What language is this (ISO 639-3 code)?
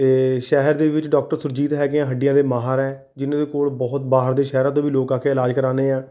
pan